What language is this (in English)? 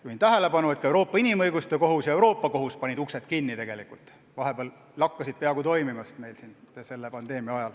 Estonian